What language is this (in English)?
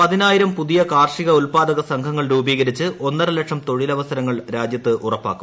Malayalam